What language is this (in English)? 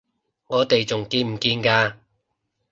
Cantonese